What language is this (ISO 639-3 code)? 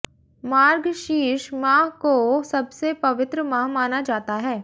hin